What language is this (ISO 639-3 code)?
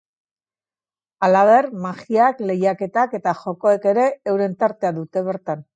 eus